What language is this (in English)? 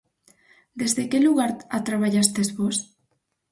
Galician